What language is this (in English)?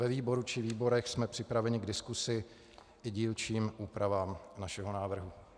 Czech